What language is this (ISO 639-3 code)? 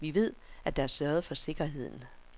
dan